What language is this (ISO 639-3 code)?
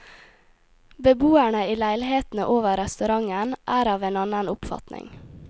nor